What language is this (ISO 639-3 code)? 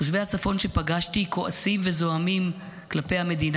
heb